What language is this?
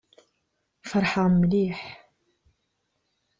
Kabyle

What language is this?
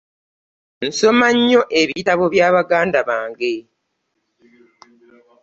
Ganda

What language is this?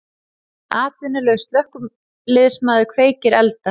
Icelandic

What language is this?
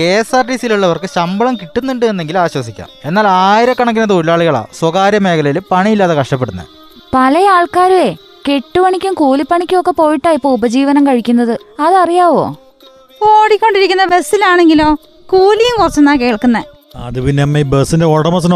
Malayalam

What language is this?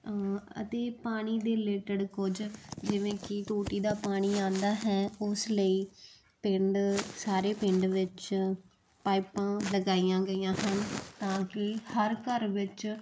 Punjabi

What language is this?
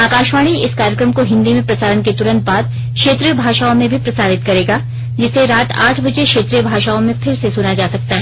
Hindi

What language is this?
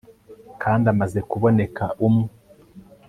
Kinyarwanda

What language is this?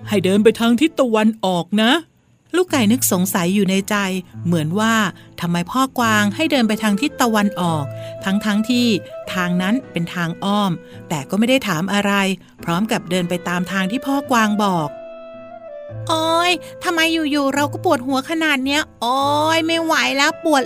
Thai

